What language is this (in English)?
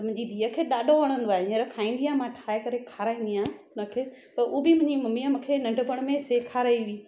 Sindhi